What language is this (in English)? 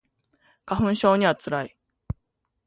Japanese